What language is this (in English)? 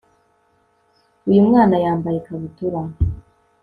Kinyarwanda